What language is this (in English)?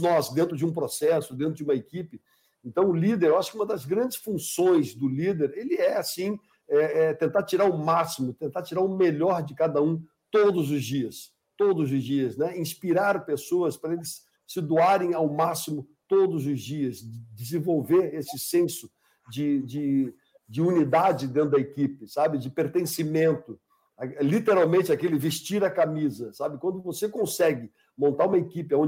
Portuguese